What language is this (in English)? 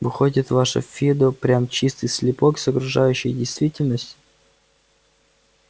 Russian